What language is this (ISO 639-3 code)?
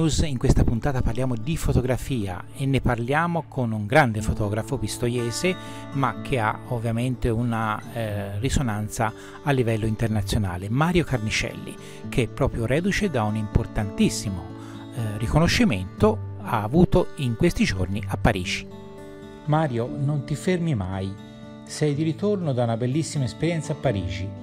ita